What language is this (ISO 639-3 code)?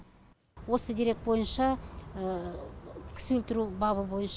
kaz